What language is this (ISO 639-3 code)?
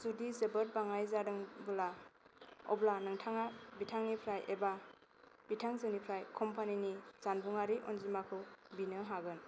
brx